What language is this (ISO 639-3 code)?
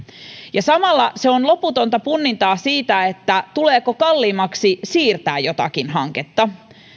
fin